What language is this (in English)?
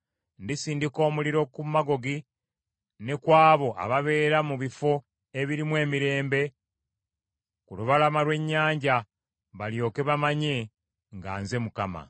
Ganda